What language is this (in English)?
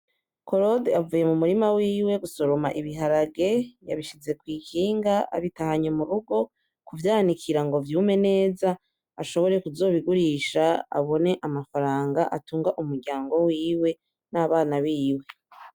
Rundi